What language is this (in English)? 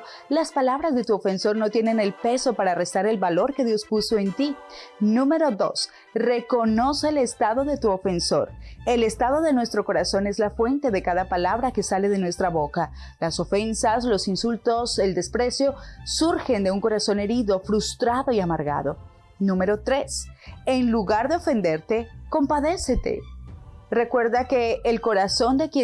Spanish